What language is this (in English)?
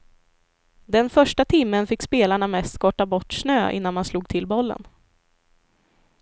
Swedish